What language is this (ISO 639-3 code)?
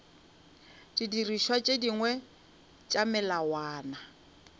nso